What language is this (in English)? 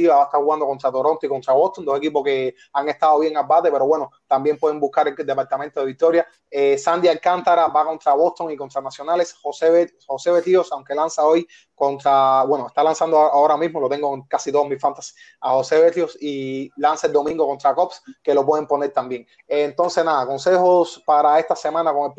Spanish